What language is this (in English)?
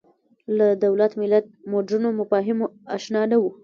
Pashto